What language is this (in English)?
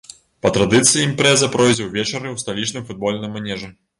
Belarusian